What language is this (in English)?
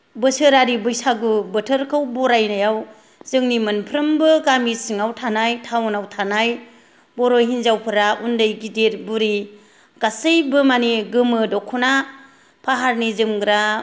Bodo